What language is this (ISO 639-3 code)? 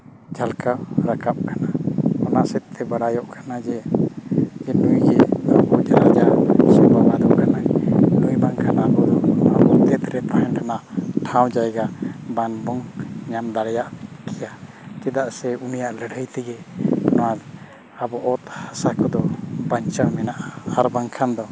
sat